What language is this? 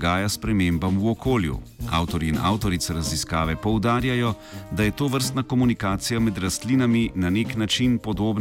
Croatian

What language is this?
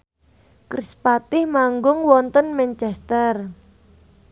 Javanese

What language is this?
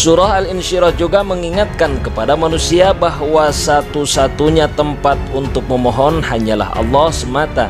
Indonesian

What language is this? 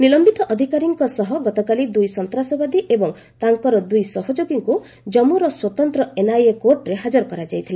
Odia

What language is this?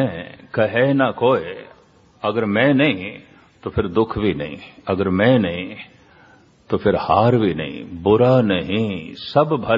Hindi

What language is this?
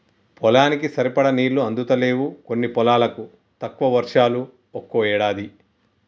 Telugu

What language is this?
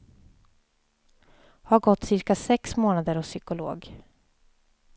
Swedish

